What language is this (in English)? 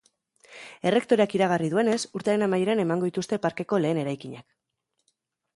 Basque